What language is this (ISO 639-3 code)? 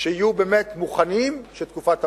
heb